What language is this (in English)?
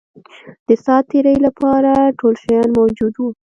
Pashto